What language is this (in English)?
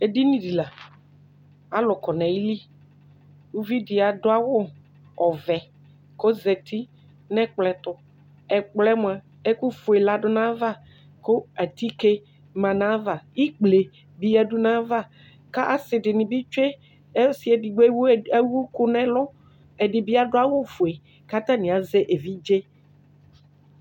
Ikposo